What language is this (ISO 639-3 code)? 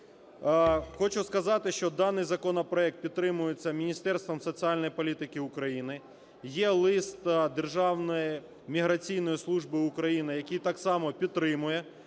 ukr